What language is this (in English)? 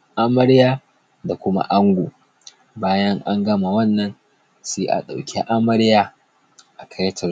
Hausa